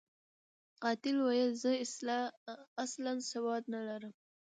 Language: Pashto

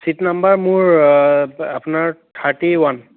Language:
Assamese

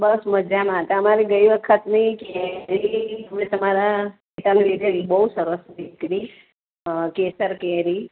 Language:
Gujarati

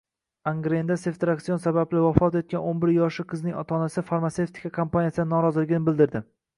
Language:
Uzbek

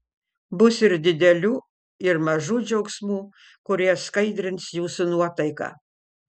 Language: Lithuanian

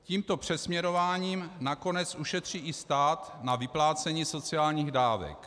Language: Czech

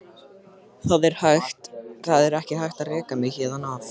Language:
Icelandic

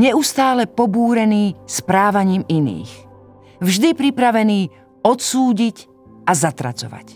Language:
Slovak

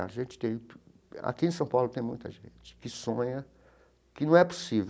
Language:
Portuguese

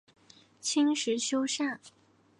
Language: Chinese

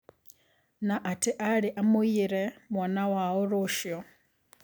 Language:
Kikuyu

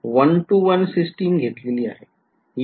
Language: Marathi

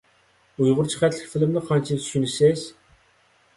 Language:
Uyghur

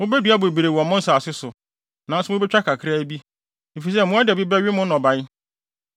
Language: Akan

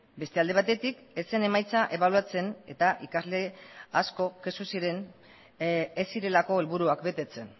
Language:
Basque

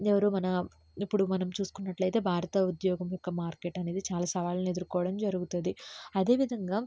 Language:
Telugu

